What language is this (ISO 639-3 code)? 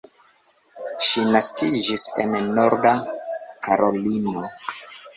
epo